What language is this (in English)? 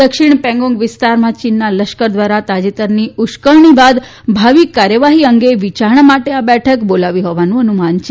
Gujarati